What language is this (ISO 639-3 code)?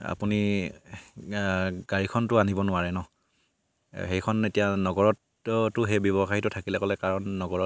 asm